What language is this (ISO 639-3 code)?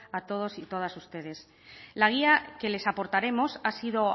spa